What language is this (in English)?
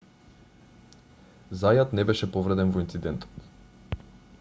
Macedonian